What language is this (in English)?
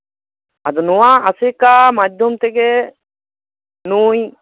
Santali